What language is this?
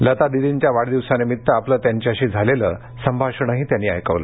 Marathi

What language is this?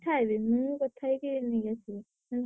Odia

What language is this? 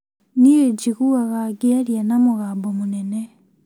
Kikuyu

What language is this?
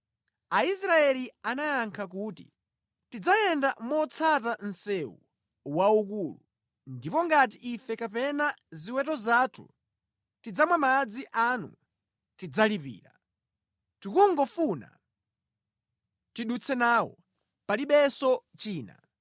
Nyanja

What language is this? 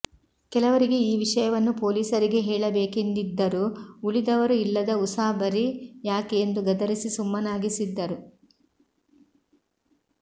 Kannada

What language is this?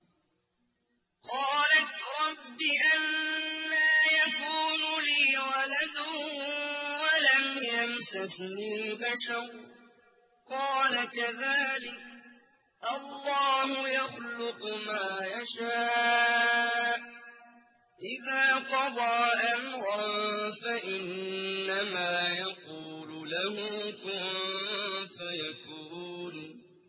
Arabic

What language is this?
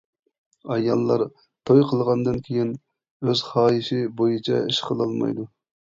Uyghur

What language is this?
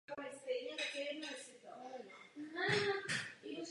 Czech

